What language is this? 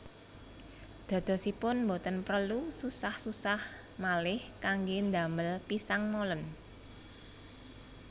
Javanese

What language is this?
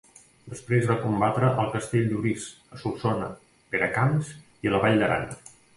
Catalan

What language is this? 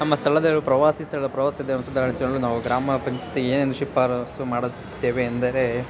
Kannada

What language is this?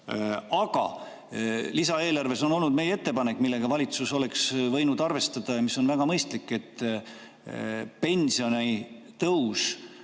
Estonian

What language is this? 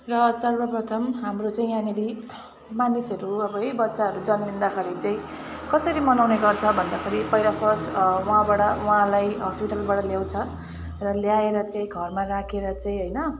Nepali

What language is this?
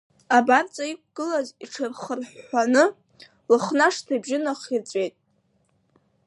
Abkhazian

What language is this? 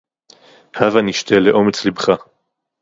Hebrew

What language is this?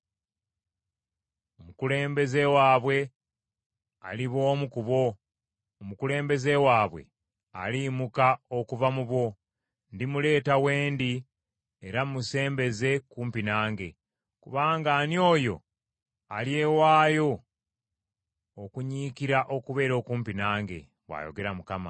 Ganda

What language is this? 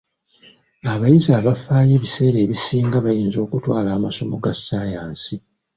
Ganda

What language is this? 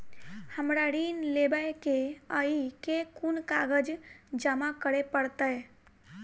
Maithili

